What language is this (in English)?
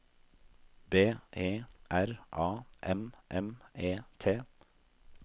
Norwegian